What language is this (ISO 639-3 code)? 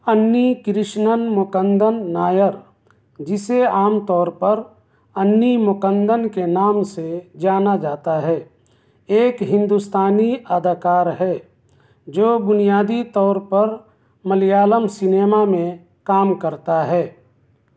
urd